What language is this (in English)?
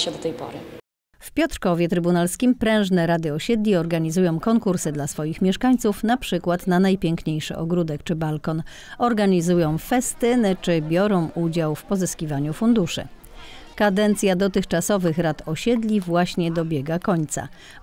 Polish